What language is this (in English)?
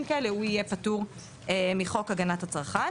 Hebrew